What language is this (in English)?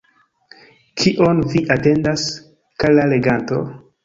Esperanto